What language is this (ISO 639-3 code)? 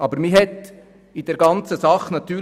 gsw